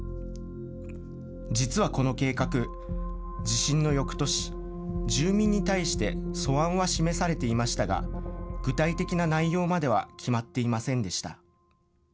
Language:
Japanese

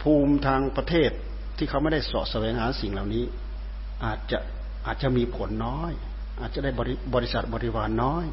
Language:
Thai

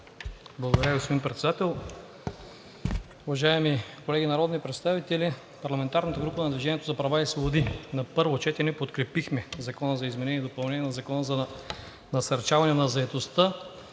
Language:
Bulgarian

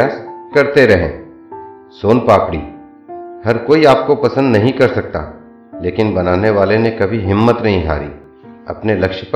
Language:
Hindi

